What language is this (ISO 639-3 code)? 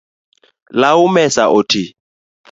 luo